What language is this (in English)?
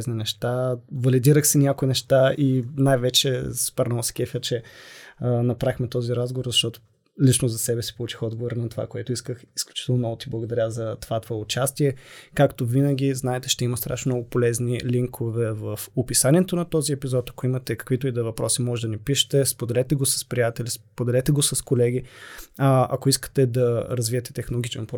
Bulgarian